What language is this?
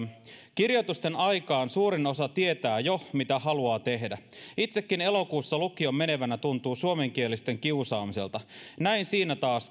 Finnish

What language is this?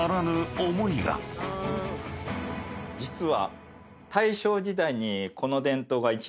Japanese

